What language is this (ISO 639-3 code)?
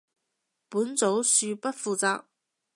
yue